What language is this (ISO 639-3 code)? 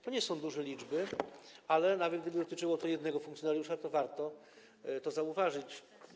pol